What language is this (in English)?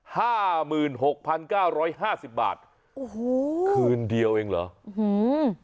Thai